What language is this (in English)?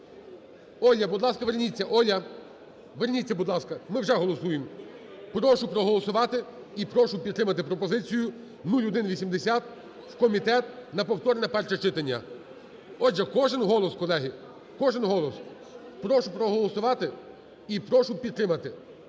Ukrainian